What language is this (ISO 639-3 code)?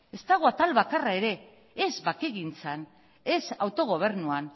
eus